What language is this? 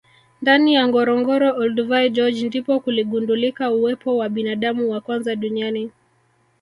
Swahili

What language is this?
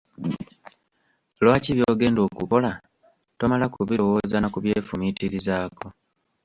Ganda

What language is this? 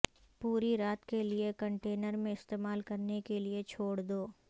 Urdu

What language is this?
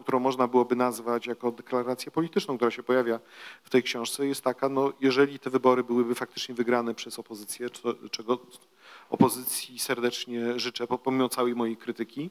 Polish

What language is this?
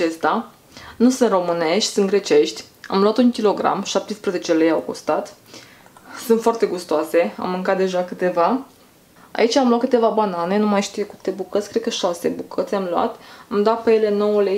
Romanian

